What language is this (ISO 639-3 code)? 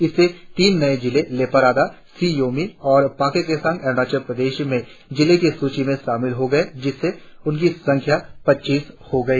hin